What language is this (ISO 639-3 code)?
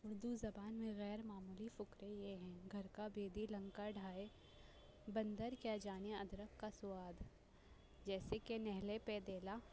urd